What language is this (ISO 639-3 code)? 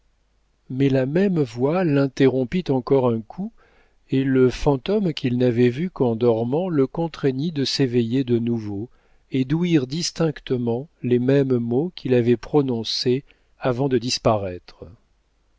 fra